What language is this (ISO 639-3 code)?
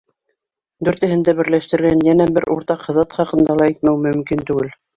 bak